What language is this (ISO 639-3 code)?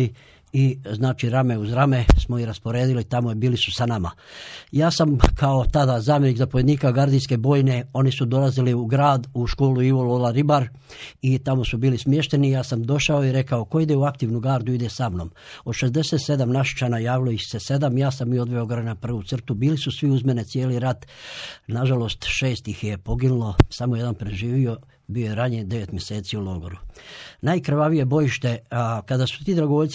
hrv